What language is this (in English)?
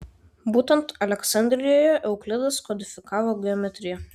Lithuanian